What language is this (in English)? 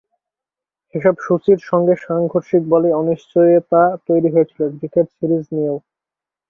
Bangla